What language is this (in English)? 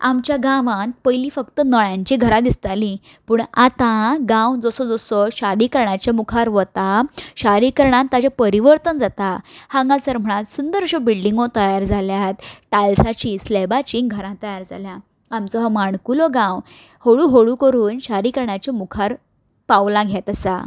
Konkani